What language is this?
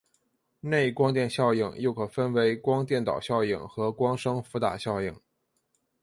Chinese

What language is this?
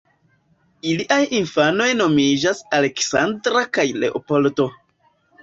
Esperanto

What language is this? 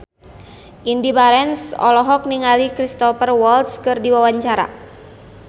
Sundanese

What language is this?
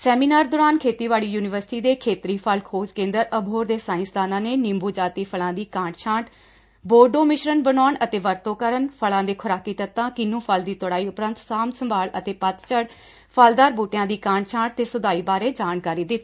Punjabi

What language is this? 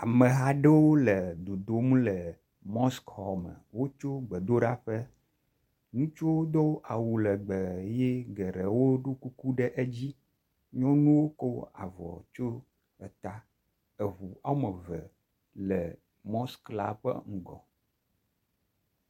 Ewe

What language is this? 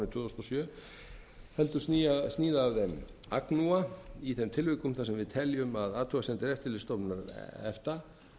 Icelandic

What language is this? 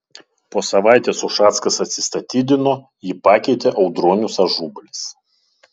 Lithuanian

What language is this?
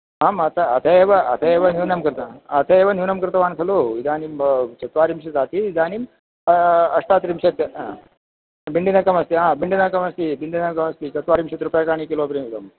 Sanskrit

